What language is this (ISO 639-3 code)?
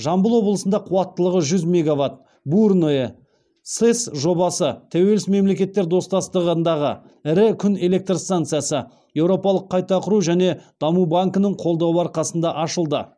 kaz